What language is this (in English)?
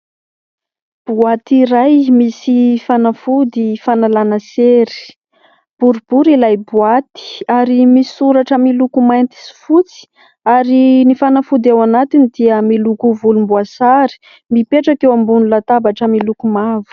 Malagasy